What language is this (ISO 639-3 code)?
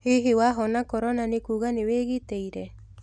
kik